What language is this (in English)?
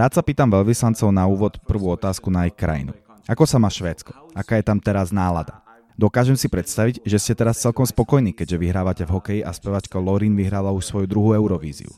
Czech